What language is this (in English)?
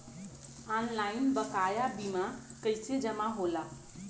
Bhojpuri